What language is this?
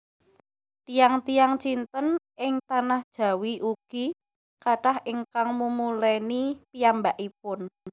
Javanese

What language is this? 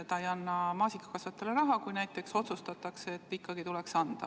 Estonian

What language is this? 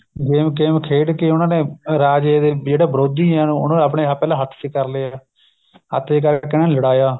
Punjabi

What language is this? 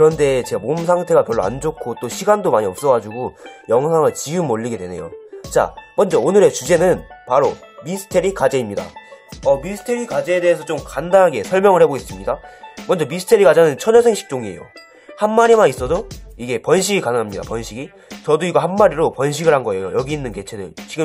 Korean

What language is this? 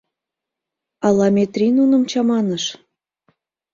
Mari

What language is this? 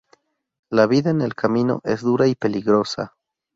Spanish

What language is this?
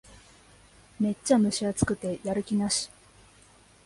Japanese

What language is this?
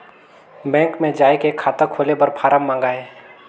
Chhattisgarhi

